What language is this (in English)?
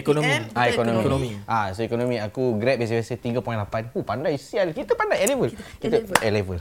Malay